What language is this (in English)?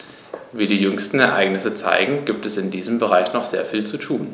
German